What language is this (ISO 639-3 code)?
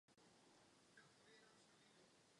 ces